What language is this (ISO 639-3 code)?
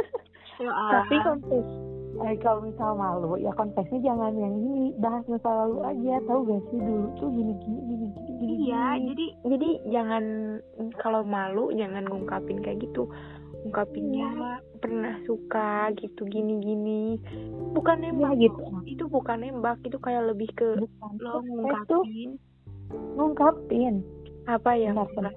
ind